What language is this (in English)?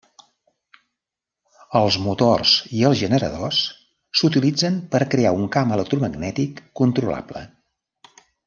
Catalan